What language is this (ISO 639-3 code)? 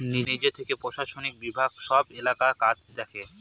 ben